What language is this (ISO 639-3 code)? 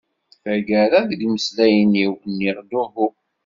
kab